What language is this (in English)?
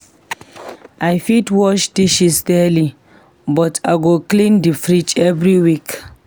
Nigerian Pidgin